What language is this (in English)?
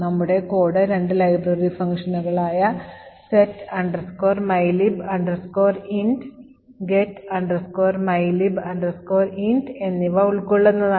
Malayalam